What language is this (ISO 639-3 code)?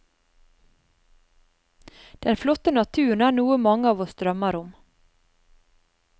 nor